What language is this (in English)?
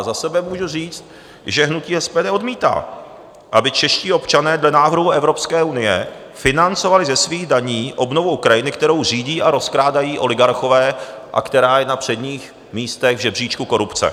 Czech